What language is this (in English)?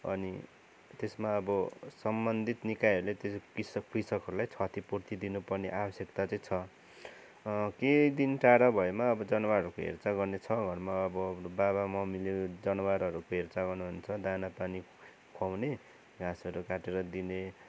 Nepali